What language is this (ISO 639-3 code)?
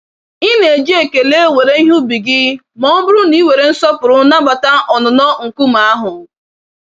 ibo